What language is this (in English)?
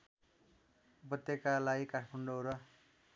Nepali